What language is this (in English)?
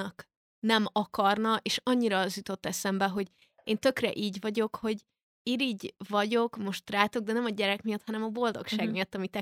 Hungarian